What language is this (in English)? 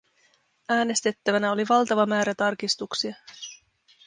Finnish